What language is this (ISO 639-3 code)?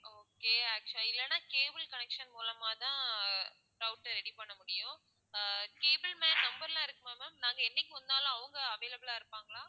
tam